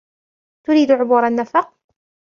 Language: Arabic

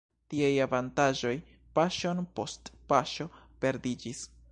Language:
Esperanto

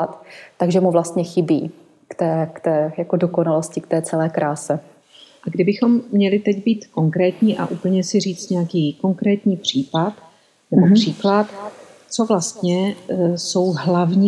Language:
Czech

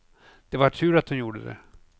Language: Swedish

